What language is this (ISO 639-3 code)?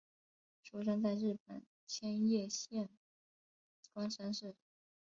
zho